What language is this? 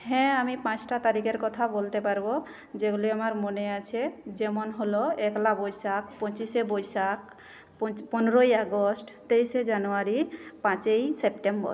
Bangla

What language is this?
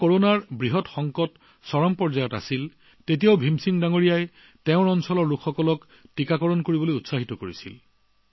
Assamese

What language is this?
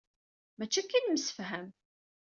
Kabyle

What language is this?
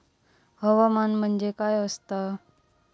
Marathi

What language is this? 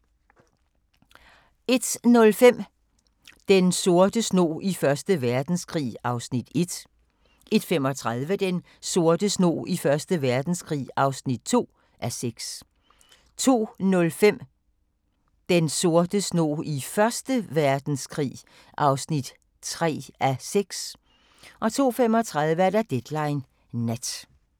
Danish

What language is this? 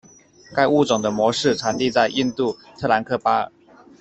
Chinese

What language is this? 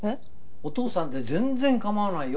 Japanese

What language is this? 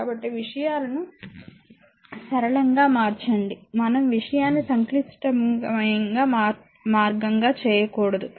Telugu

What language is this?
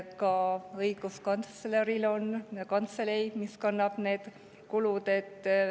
Estonian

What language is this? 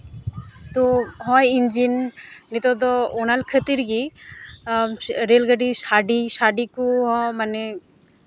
Santali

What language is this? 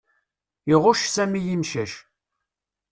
Kabyle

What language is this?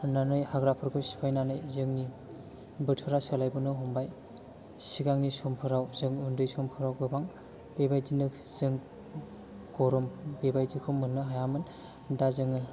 Bodo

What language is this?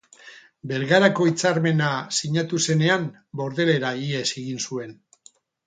Basque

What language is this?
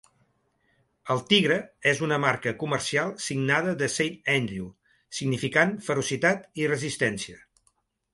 Catalan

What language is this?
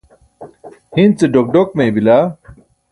Burushaski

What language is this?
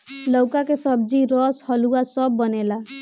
Bhojpuri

